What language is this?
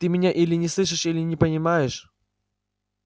Russian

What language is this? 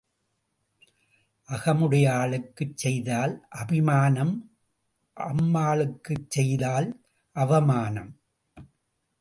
Tamil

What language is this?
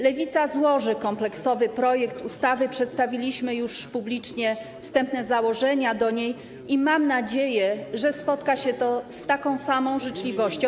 Polish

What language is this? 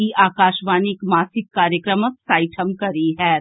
Maithili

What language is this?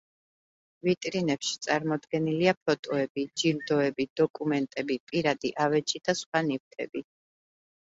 Georgian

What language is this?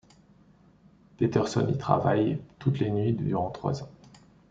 French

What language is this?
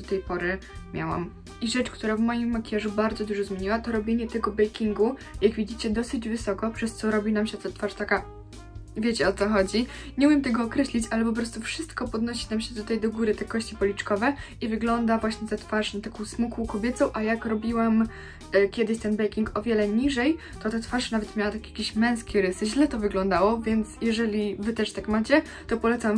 Polish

